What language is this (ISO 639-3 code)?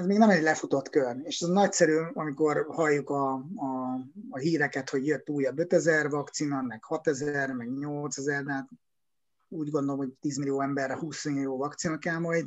hun